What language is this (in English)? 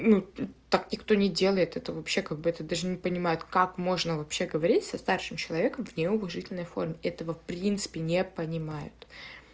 Russian